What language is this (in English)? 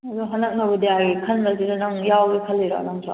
Manipuri